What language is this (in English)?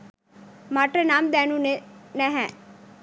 Sinhala